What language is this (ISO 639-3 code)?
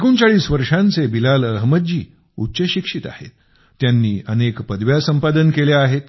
mar